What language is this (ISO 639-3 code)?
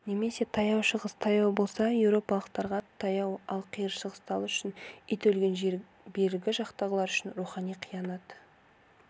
kaz